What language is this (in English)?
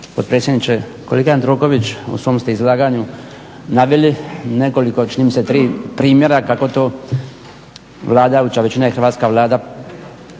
Croatian